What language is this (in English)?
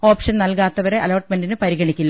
Malayalam